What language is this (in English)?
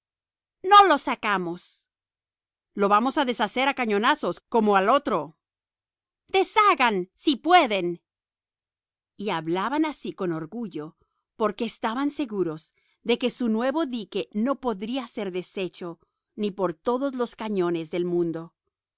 Spanish